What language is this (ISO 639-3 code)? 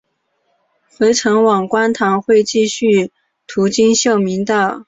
zho